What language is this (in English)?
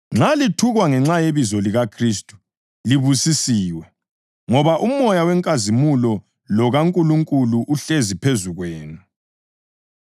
North Ndebele